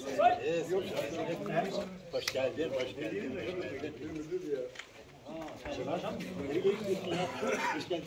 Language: Turkish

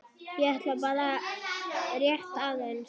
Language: Icelandic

